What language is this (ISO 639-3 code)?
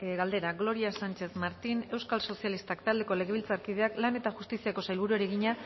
eus